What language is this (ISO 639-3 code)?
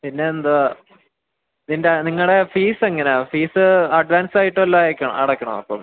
mal